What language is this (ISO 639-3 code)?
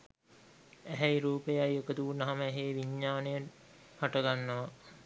sin